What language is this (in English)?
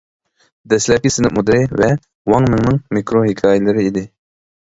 Uyghur